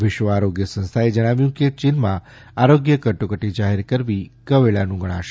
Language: Gujarati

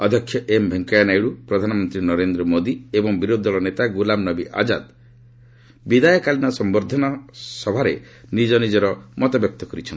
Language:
Odia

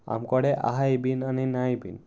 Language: Konkani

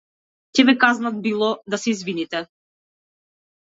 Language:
Macedonian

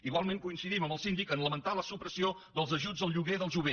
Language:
Catalan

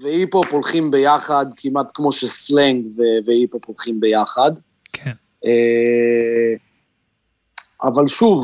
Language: Hebrew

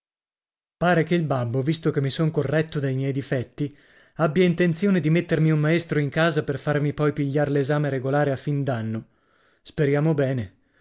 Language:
Italian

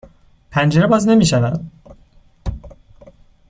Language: Persian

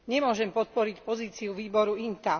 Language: Slovak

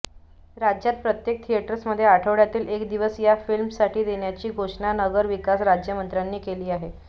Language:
Marathi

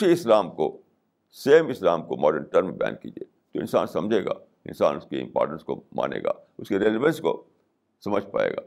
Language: Urdu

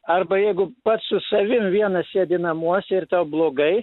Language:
Lithuanian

